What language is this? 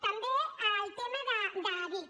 Catalan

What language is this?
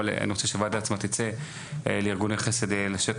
Hebrew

